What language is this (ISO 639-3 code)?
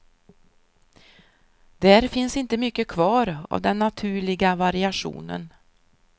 swe